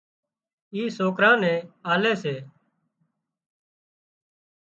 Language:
Wadiyara Koli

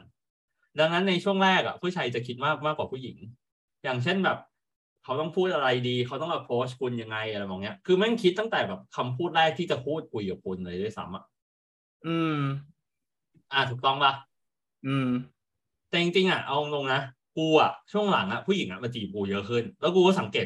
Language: Thai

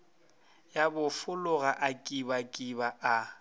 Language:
Northern Sotho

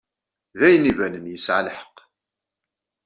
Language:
Kabyle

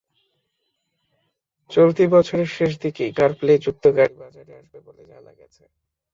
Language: Bangla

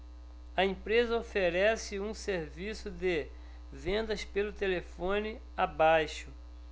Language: Portuguese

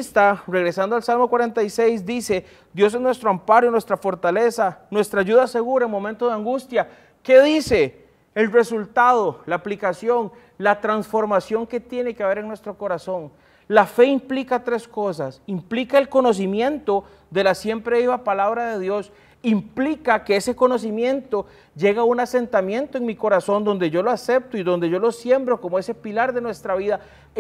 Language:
Spanish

